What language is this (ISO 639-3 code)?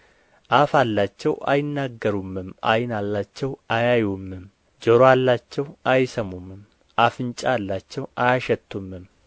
amh